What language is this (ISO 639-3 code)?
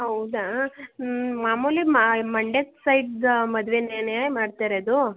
kan